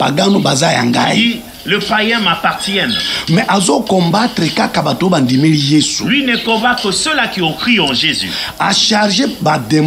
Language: French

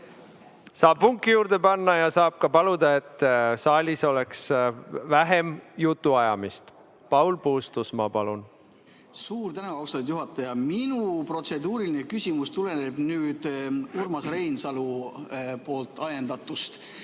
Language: Estonian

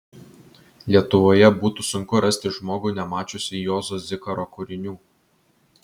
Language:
Lithuanian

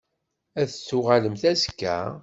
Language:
Kabyle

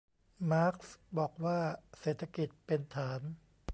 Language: Thai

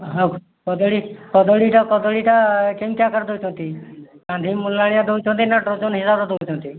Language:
Odia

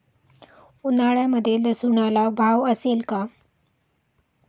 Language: Marathi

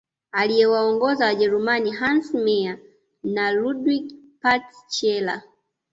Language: Swahili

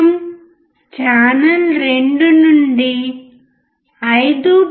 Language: Telugu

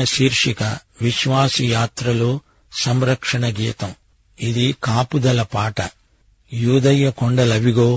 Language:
Telugu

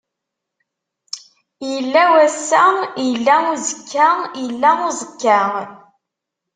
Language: Kabyle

